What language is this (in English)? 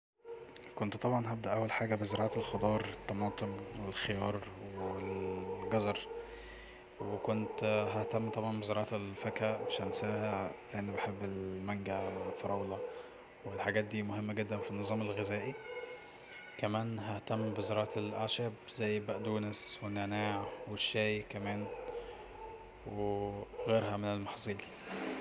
Egyptian Arabic